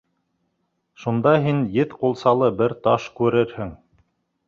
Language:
Bashkir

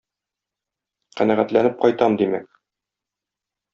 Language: Tatar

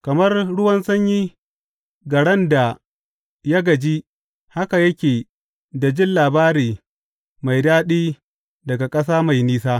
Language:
Hausa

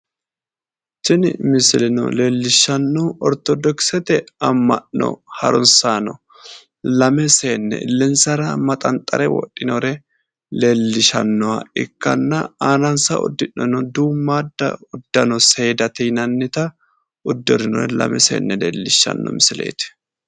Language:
Sidamo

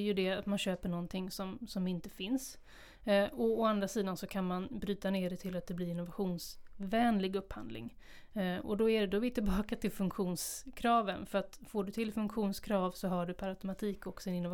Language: Swedish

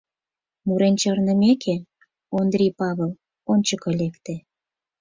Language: Mari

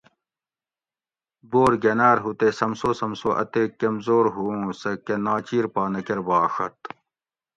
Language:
Gawri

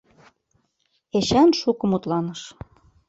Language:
Mari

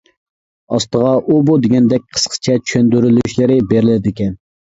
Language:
Uyghur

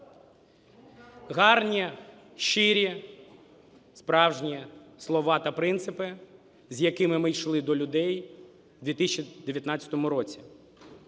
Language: Ukrainian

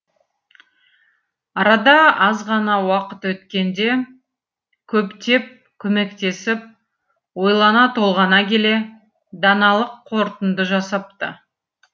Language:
Kazakh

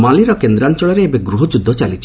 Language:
Odia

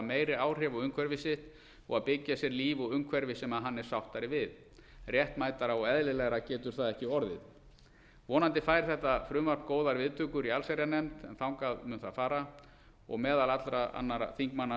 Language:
Icelandic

